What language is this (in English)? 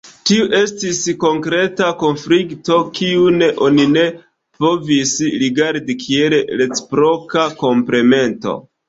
Esperanto